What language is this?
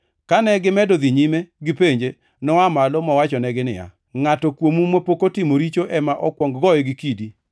Luo (Kenya and Tanzania)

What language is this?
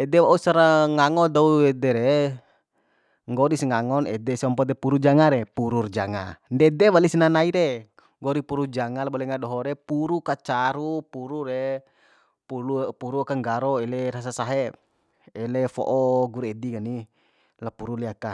Bima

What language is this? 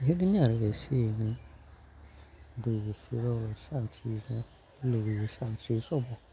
Bodo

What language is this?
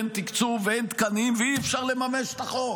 Hebrew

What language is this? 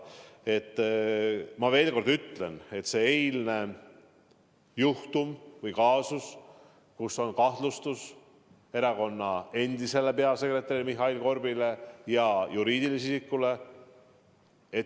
Estonian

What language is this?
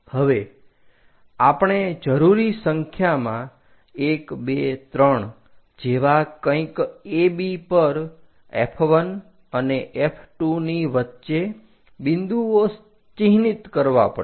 Gujarati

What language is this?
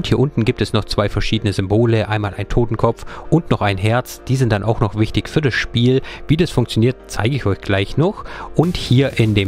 German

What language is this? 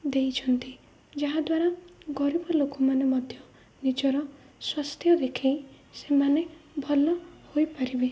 Odia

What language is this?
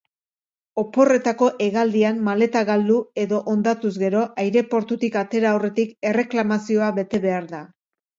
Basque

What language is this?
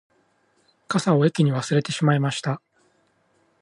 Japanese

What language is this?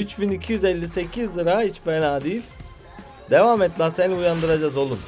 Turkish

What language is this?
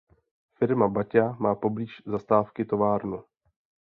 Czech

